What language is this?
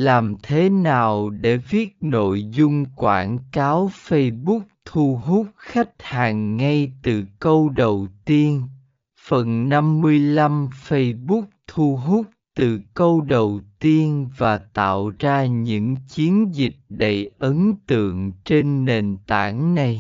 Vietnamese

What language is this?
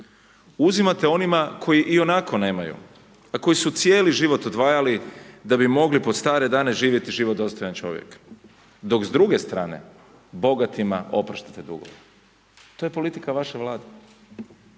Croatian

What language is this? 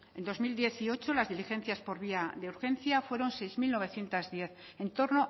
Spanish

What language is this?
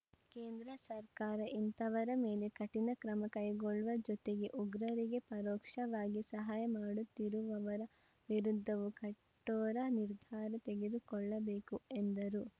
Kannada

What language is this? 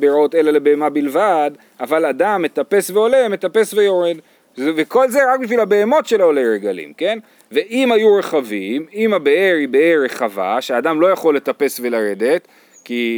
Hebrew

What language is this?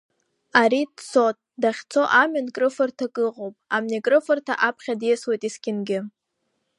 Abkhazian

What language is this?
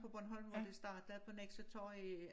Danish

